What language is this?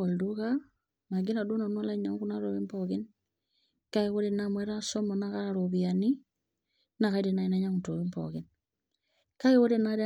Masai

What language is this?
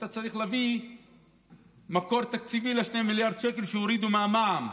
Hebrew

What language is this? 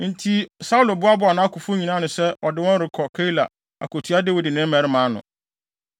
Akan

